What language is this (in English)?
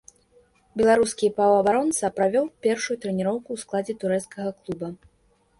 Belarusian